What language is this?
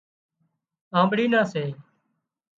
Wadiyara Koli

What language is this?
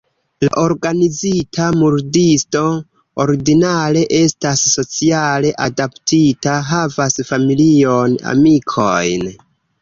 Esperanto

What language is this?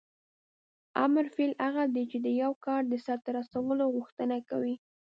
Pashto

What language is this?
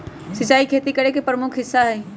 Magahi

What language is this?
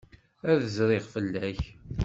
Kabyle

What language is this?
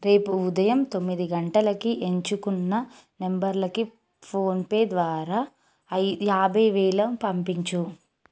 Telugu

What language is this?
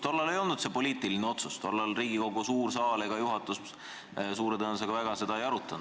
Estonian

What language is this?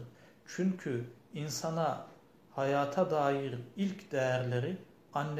Turkish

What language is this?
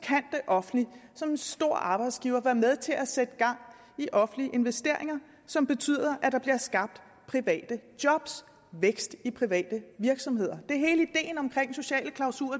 Danish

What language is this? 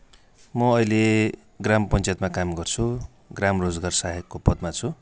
Nepali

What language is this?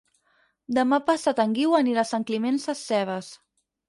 Catalan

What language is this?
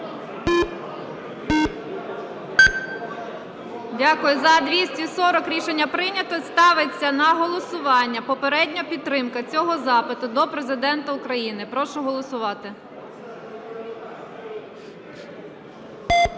Ukrainian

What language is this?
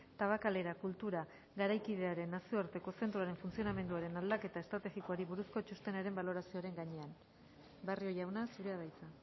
Basque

